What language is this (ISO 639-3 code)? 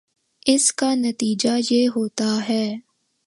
urd